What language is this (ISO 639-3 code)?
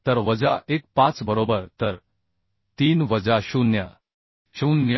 mar